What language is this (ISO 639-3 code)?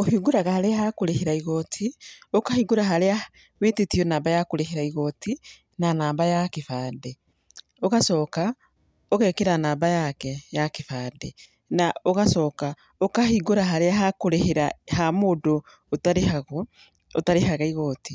kik